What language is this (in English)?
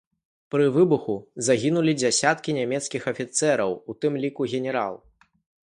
Belarusian